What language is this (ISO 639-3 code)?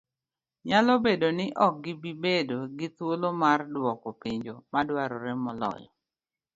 luo